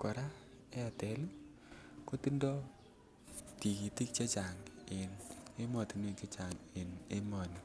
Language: Kalenjin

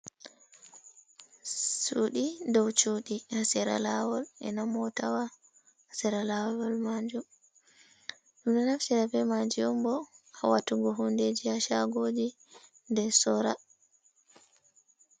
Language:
Fula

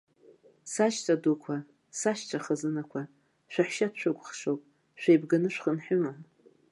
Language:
Abkhazian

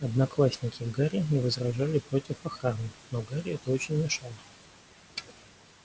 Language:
Russian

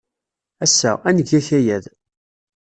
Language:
Kabyle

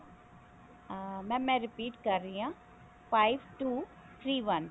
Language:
Punjabi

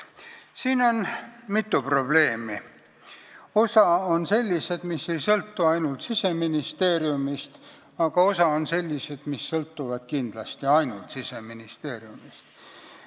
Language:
Estonian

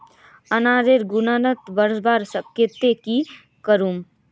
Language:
Magahi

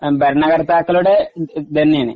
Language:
Malayalam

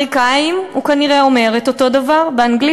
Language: Hebrew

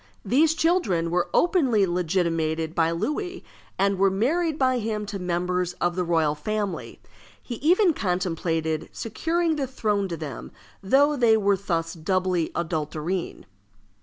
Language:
English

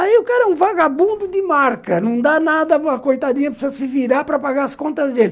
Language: Portuguese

